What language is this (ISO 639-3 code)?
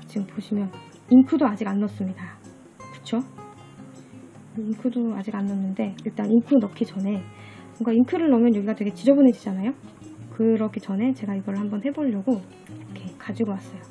kor